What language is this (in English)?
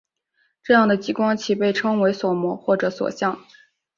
Chinese